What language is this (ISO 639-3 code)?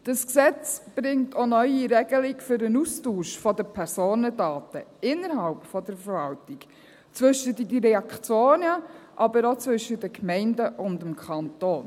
gsw